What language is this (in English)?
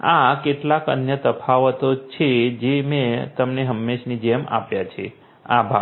Gujarati